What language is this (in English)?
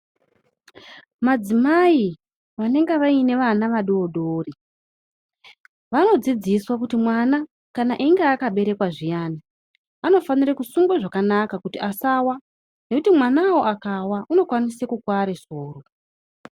Ndau